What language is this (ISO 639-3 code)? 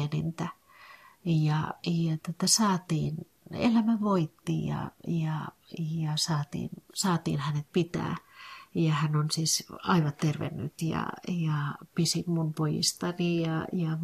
fin